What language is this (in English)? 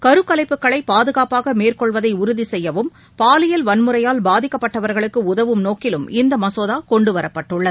Tamil